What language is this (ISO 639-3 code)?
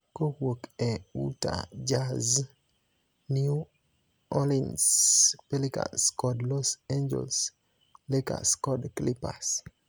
luo